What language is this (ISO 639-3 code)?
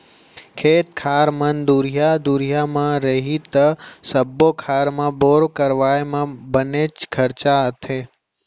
hne